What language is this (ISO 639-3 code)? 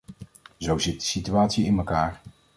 nld